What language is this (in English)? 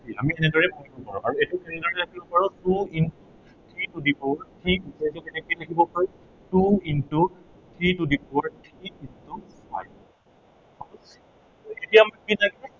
Assamese